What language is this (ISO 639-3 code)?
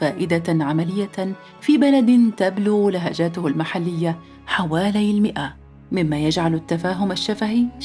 ara